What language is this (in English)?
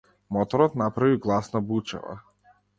Macedonian